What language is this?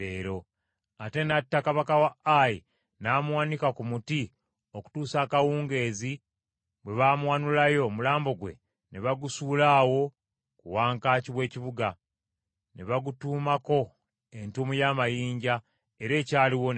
Ganda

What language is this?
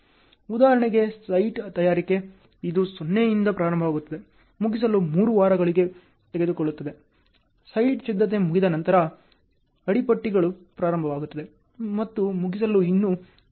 Kannada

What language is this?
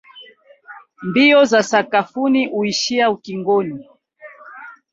Swahili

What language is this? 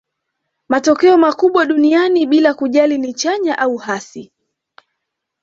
Swahili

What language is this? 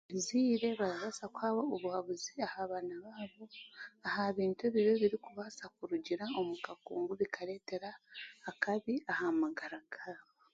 Chiga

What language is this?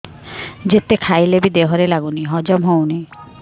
Odia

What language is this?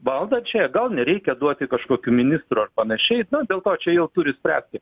Lithuanian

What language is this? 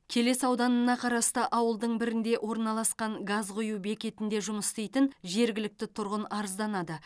Kazakh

